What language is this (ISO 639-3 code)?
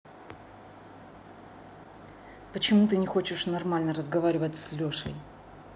rus